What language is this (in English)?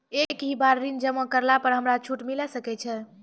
Maithili